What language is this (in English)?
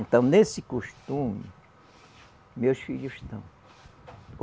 Portuguese